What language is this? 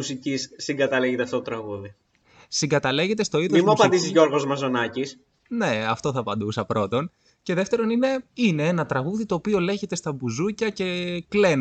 Greek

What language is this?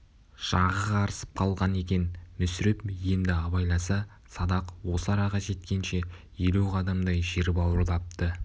Kazakh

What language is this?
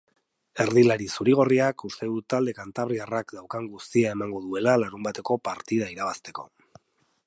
Basque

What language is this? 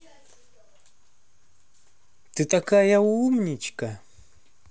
Russian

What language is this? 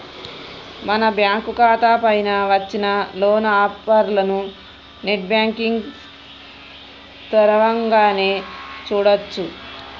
Telugu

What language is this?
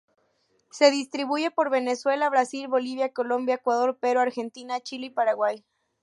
Spanish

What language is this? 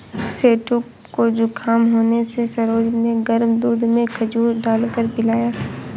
Hindi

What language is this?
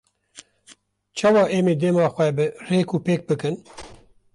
Kurdish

